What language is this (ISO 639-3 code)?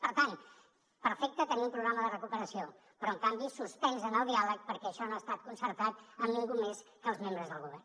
cat